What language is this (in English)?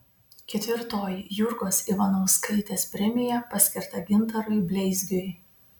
Lithuanian